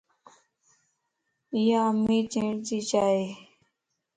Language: Lasi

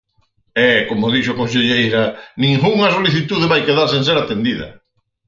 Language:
Galician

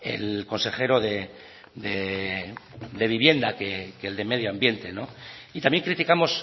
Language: Spanish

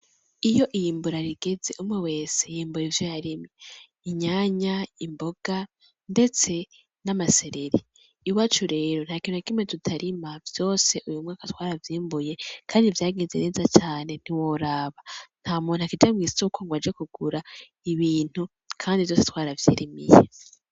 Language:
Rundi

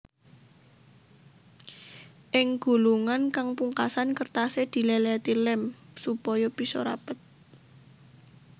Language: Javanese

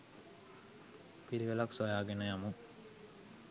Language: Sinhala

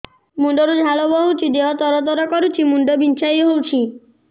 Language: Odia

